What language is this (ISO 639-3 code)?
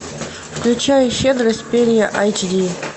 rus